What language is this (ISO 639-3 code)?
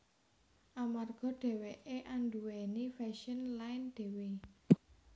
jav